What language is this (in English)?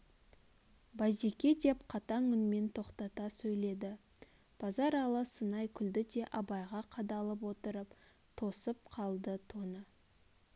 Kazakh